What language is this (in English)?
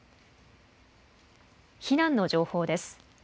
Japanese